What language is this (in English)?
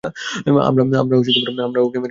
Bangla